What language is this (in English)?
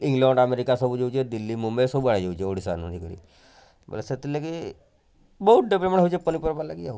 Odia